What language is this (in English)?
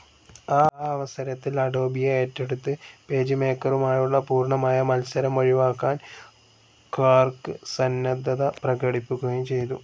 Malayalam